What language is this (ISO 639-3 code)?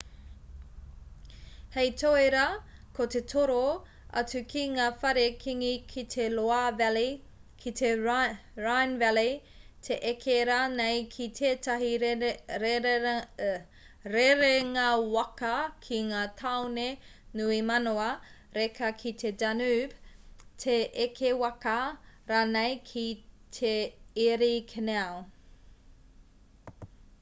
mri